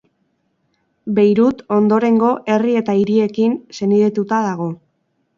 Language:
Basque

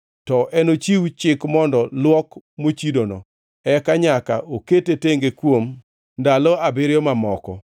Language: Luo (Kenya and Tanzania)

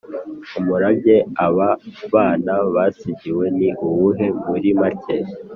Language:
Kinyarwanda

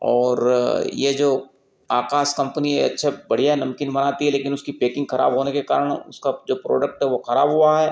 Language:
Hindi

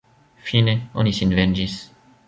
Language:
Esperanto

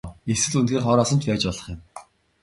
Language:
Mongolian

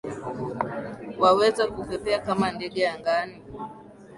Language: Swahili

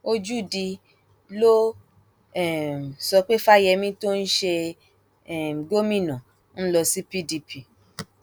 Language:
Yoruba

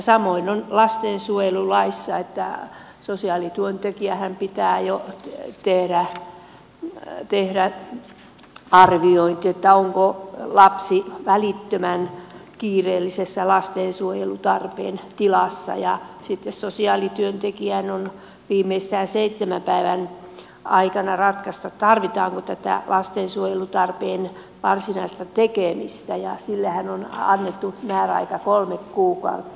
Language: Finnish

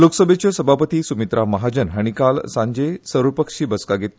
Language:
Konkani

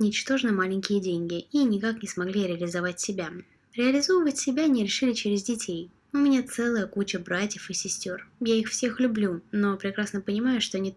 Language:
Russian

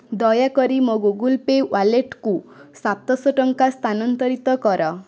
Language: Odia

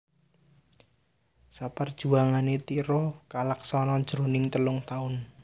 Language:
Javanese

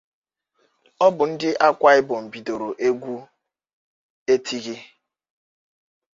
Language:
Igbo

